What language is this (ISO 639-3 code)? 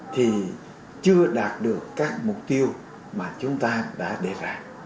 vie